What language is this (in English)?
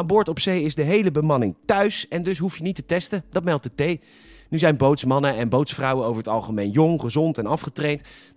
Dutch